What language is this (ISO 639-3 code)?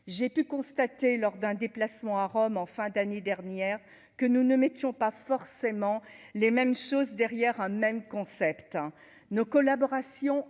fra